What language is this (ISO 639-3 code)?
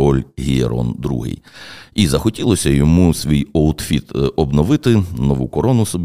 ukr